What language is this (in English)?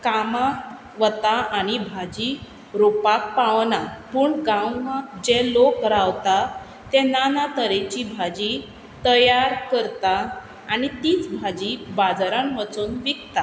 Konkani